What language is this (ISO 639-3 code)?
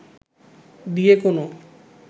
ben